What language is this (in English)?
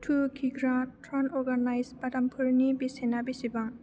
Bodo